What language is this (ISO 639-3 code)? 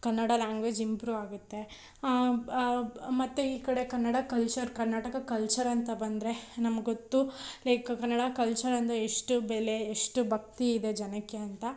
kan